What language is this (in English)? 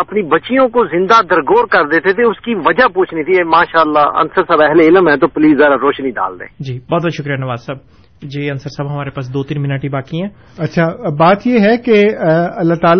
Urdu